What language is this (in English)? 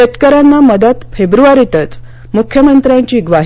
Marathi